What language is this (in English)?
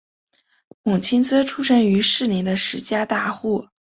Chinese